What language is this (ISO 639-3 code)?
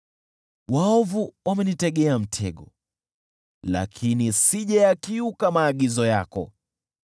swa